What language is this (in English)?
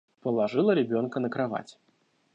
Russian